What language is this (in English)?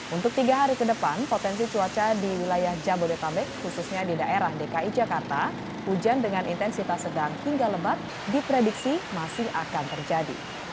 Indonesian